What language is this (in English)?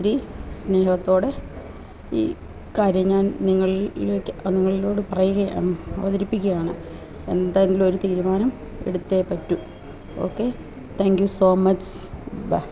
Malayalam